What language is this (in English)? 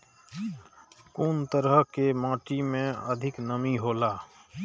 Maithili